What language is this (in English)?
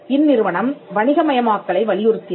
Tamil